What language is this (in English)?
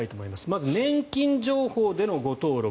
Japanese